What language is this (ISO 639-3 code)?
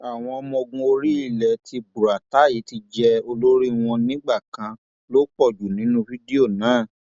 yor